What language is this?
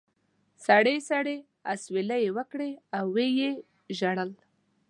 Pashto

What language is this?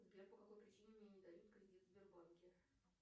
Russian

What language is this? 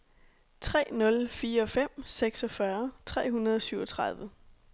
Danish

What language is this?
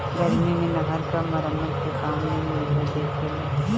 Bhojpuri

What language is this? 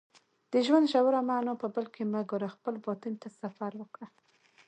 Pashto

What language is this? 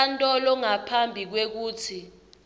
Swati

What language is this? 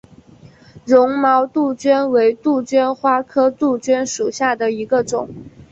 Chinese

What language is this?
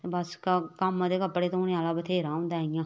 Dogri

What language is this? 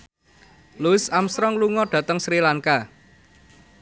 Javanese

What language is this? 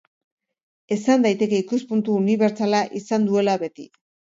Basque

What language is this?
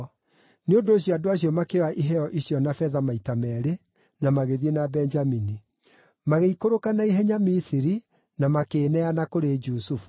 Kikuyu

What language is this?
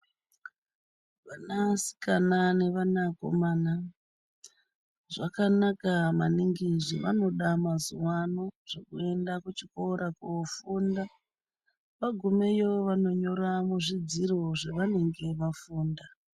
Ndau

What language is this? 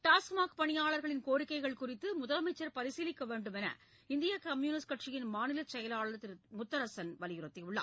Tamil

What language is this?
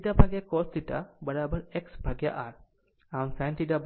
Gujarati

